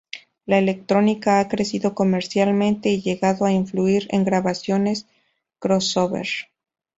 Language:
Spanish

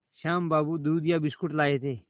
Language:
Hindi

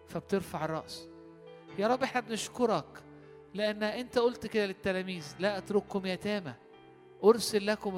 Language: Arabic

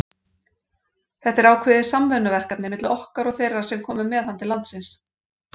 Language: Icelandic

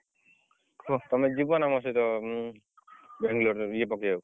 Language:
Odia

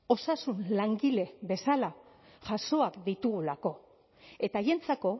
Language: Basque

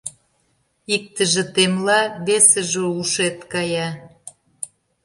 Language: Mari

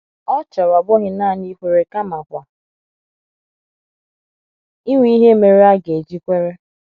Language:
Igbo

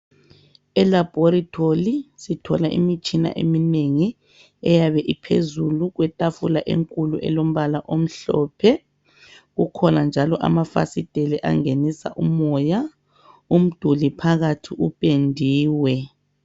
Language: North Ndebele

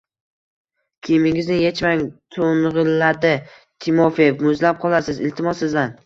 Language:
Uzbek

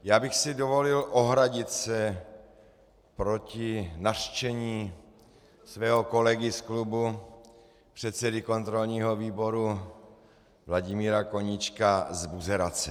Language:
Czech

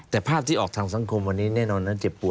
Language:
Thai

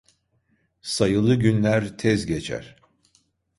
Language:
Turkish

